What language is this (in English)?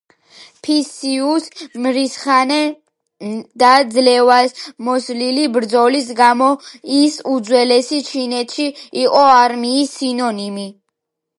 Georgian